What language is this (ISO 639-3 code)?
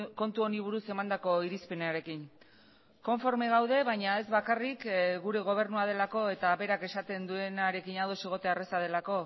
eus